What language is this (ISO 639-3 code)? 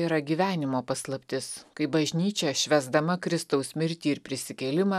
lit